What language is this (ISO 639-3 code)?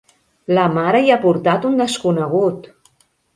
cat